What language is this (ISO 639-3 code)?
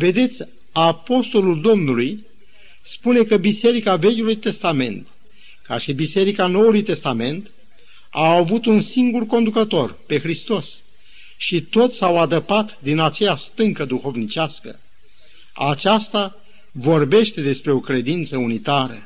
ron